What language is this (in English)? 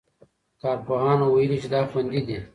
Pashto